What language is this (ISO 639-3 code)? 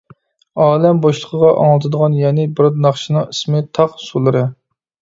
uig